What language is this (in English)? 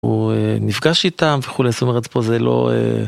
Hebrew